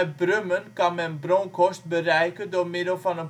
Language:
Dutch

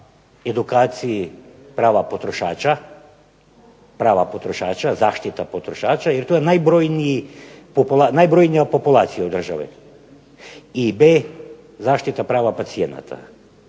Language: Croatian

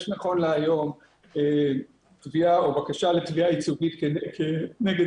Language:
Hebrew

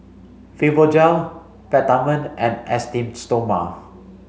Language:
English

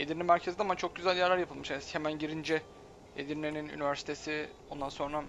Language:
Turkish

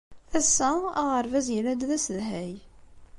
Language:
Kabyle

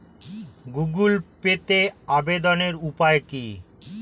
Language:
Bangla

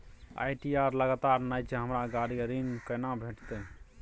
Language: Maithili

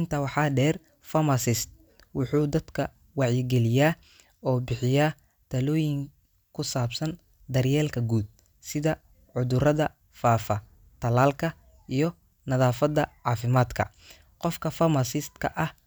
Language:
Somali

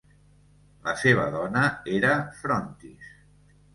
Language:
Catalan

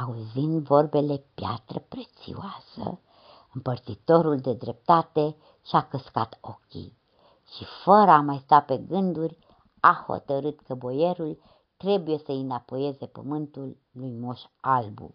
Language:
Romanian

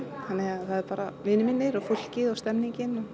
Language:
Icelandic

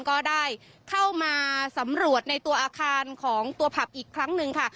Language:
Thai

